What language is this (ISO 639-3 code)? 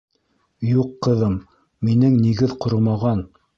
bak